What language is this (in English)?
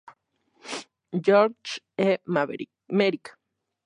Spanish